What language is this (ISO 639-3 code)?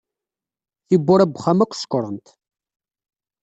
kab